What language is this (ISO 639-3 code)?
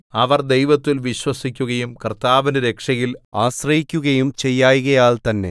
mal